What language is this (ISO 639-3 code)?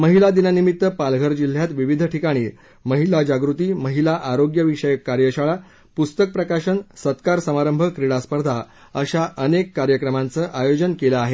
mar